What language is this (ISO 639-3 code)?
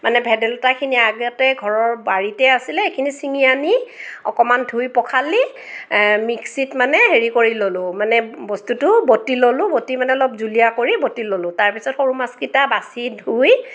asm